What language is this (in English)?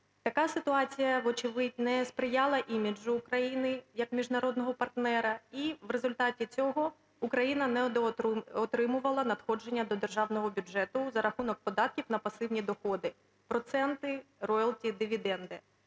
Ukrainian